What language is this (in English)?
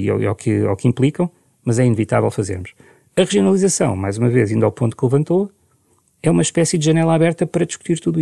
Portuguese